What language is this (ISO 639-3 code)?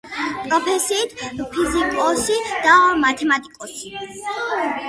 kat